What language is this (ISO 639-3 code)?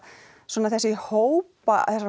isl